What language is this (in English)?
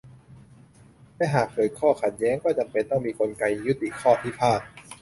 Thai